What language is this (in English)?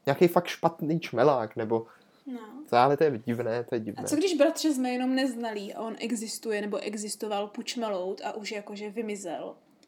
Czech